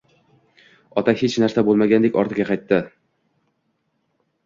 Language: Uzbek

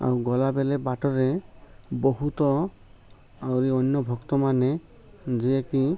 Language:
Odia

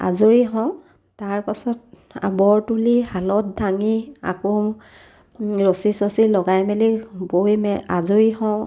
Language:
Assamese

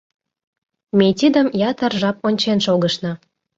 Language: Mari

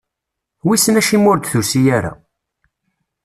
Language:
Kabyle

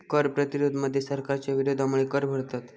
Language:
Marathi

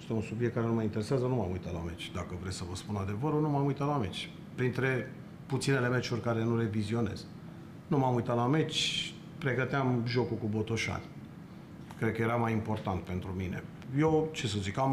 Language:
Romanian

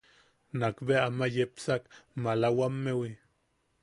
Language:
Yaqui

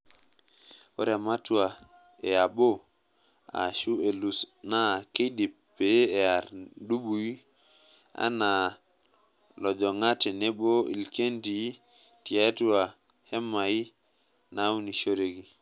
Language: Masai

